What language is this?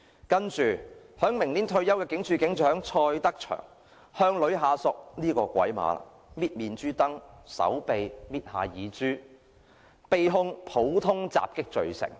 Cantonese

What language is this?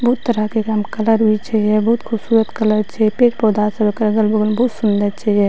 Maithili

